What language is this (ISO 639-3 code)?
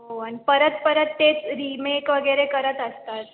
mar